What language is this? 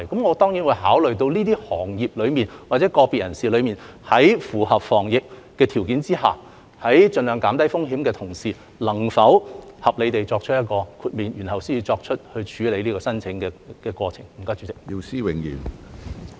Cantonese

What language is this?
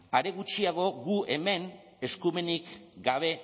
Basque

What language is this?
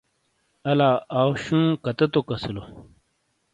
Shina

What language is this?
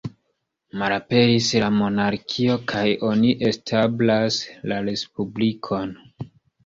Esperanto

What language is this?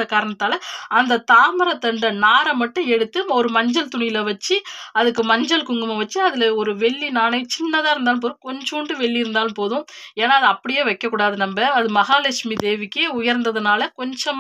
Arabic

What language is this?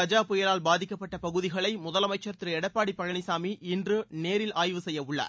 Tamil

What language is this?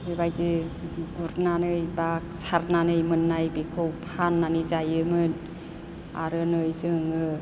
Bodo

